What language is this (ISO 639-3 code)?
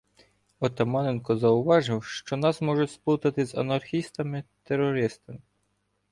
ukr